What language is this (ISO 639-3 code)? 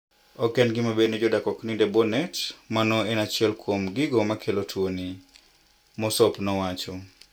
luo